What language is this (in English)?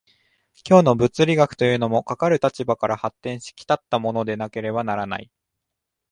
Japanese